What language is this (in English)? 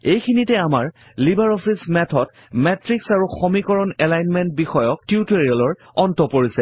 Assamese